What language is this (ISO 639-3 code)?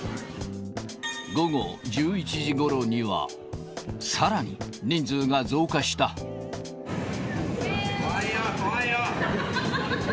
jpn